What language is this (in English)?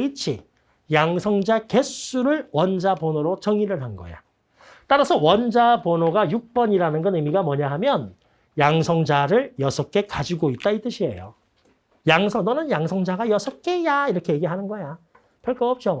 Korean